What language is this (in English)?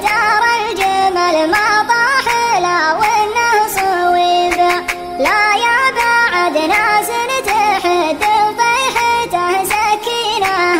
Arabic